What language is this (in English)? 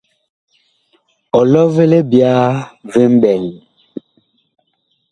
Bakoko